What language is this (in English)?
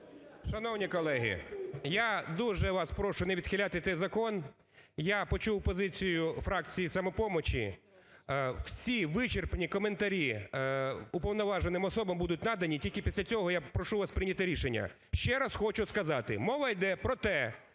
Ukrainian